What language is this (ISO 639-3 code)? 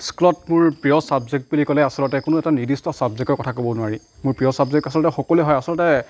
asm